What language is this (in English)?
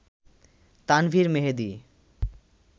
Bangla